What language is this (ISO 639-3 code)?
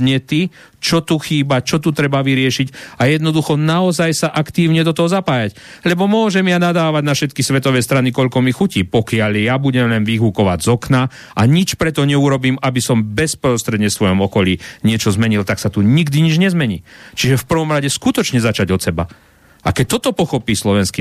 slk